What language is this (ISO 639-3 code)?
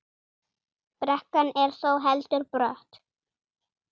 isl